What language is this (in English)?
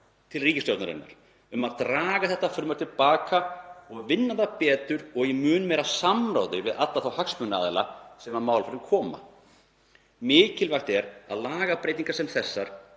Icelandic